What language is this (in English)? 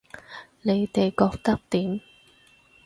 Cantonese